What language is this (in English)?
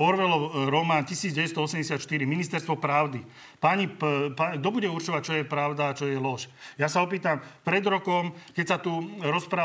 Slovak